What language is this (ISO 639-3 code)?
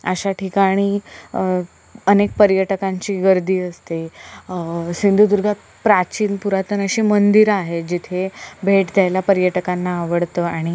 mar